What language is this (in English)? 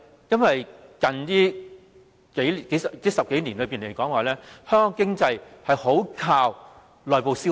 Cantonese